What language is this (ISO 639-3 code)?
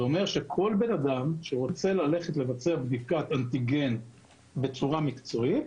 heb